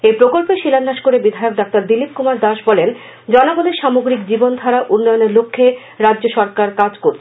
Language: Bangla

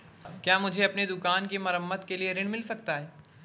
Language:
Hindi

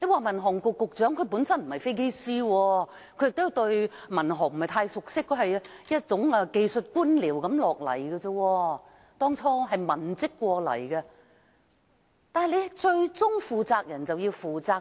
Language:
Cantonese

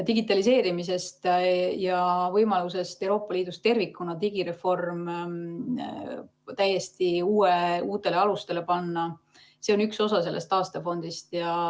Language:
Estonian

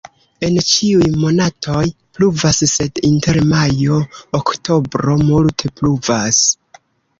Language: Esperanto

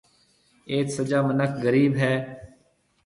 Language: Marwari (Pakistan)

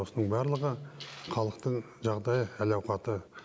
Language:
Kazakh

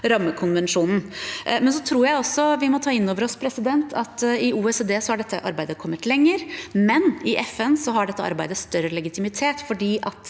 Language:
Norwegian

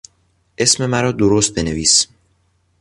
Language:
Persian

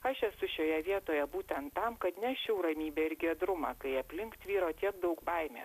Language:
Lithuanian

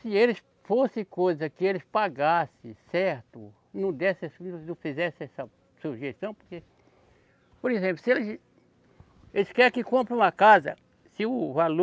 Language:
Portuguese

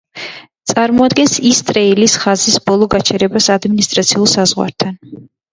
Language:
Georgian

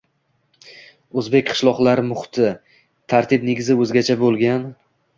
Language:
Uzbek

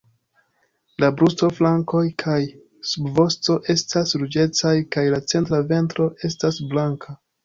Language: Esperanto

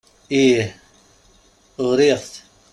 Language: Kabyle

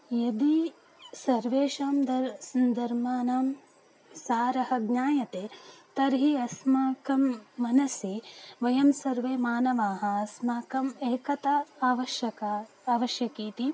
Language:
Sanskrit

